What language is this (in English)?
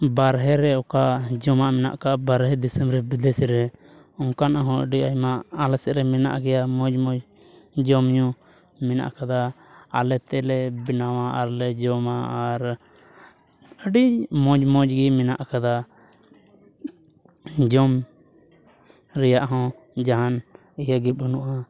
Santali